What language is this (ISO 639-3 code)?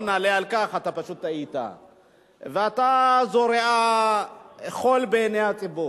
heb